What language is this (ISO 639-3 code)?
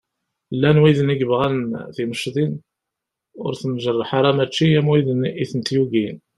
kab